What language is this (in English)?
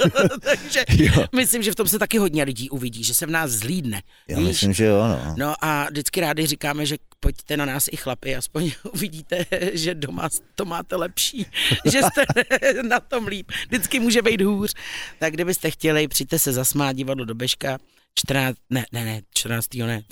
Czech